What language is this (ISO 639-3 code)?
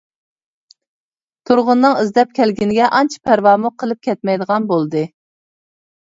uig